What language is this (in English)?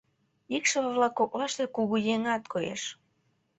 Mari